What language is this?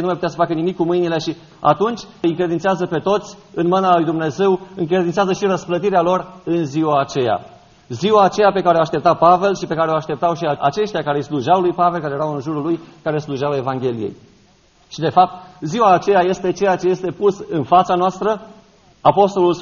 Romanian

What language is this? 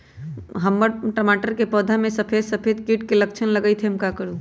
Magahi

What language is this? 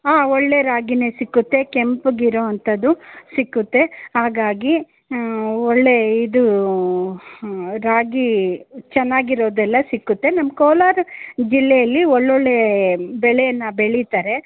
Kannada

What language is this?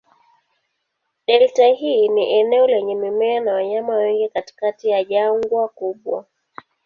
Swahili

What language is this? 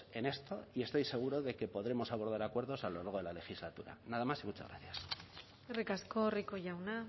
Spanish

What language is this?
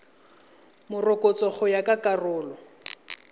Tswana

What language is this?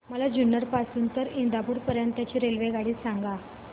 Marathi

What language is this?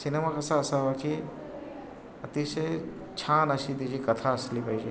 Marathi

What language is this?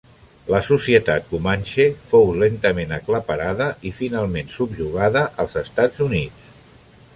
Catalan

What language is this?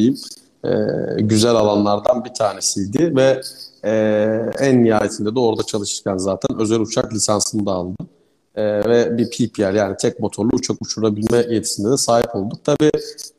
Turkish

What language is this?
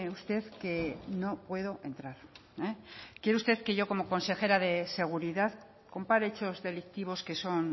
Spanish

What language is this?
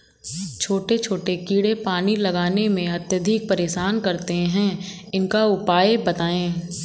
Hindi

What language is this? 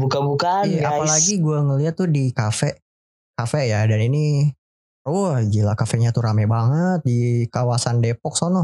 Indonesian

